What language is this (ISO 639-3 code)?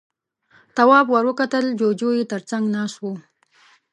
pus